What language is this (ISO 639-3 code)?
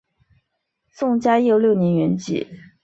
zho